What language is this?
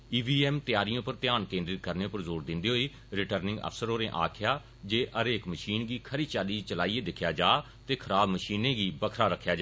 Dogri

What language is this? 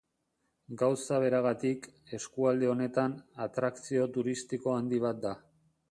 Basque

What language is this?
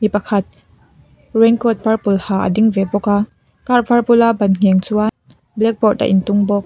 Mizo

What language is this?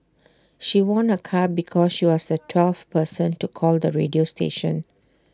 English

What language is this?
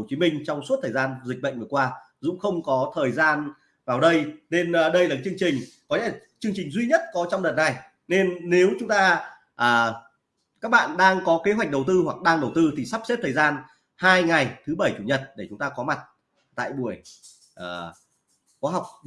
Vietnamese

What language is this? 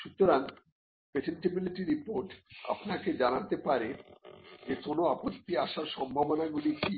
Bangla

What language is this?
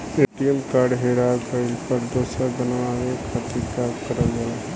Bhojpuri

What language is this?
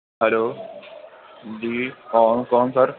Urdu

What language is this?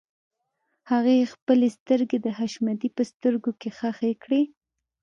Pashto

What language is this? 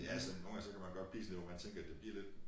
Danish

